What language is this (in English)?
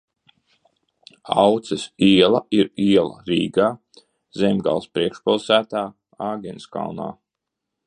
Latvian